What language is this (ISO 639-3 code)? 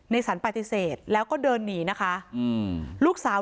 tha